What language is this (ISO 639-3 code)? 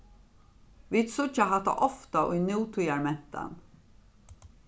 fao